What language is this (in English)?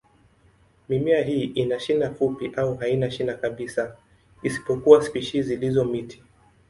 Swahili